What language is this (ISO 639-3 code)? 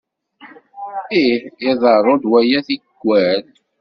kab